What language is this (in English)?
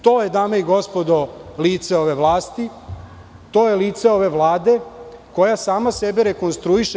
Serbian